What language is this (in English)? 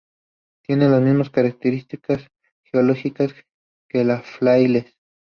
Spanish